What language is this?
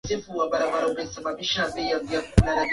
Swahili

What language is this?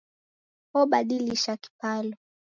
Taita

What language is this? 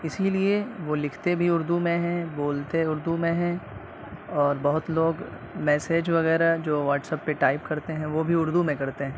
Urdu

